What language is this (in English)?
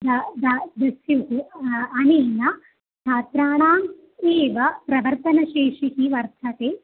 Sanskrit